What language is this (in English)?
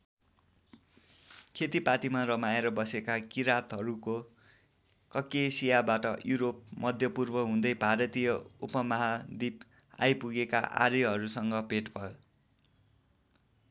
Nepali